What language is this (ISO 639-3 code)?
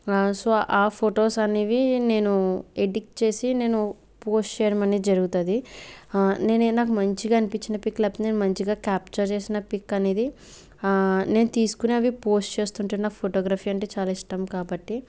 tel